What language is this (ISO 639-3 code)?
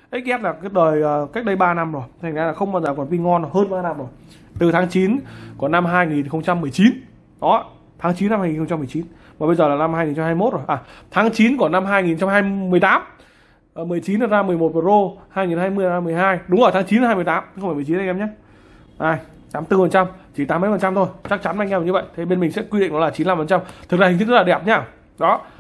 vie